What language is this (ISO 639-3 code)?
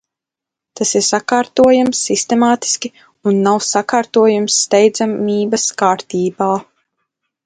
lav